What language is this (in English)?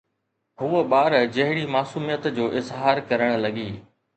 Sindhi